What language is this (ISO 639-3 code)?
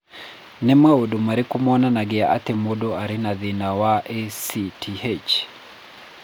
kik